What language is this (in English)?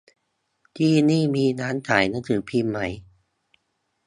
Thai